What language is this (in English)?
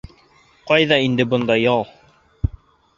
Bashkir